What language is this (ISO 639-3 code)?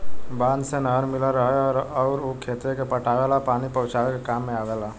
bho